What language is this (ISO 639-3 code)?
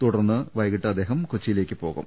mal